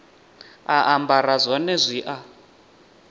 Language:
Venda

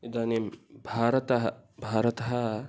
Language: Sanskrit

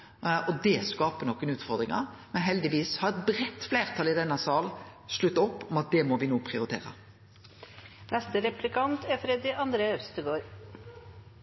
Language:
Norwegian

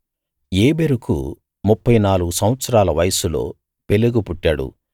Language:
Telugu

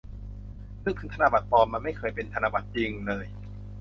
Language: Thai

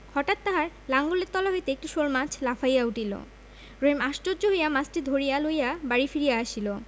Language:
Bangla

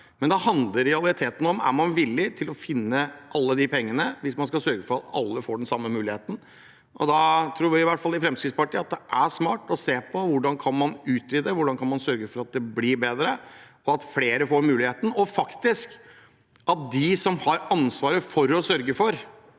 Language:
Norwegian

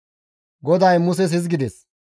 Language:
Gamo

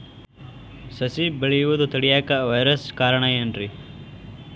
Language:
Kannada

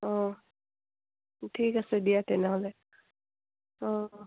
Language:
Assamese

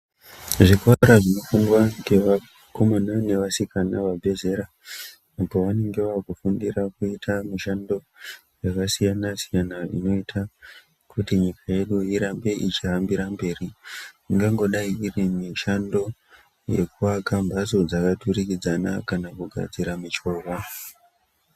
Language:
Ndau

